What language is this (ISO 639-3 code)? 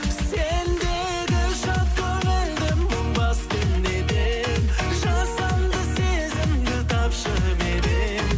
kaz